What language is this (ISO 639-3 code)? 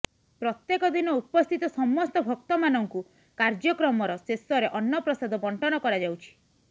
ori